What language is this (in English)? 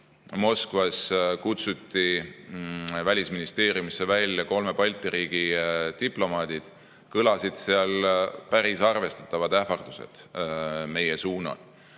Estonian